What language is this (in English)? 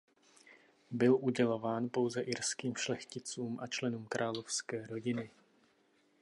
Czech